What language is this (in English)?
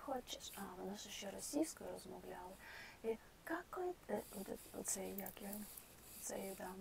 Ukrainian